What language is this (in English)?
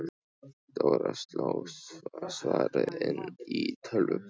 Icelandic